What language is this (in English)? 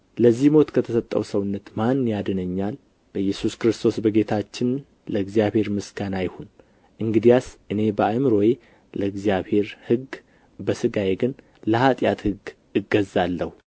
Amharic